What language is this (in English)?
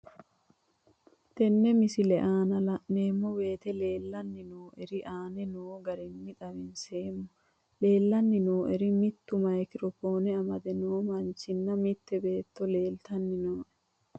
Sidamo